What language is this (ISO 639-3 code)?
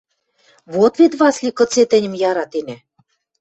mrj